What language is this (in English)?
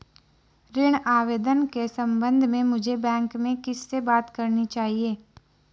Hindi